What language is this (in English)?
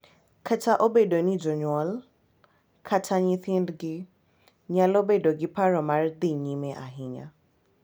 Luo (Kenya and Tanzania)